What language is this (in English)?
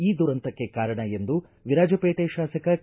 Kannada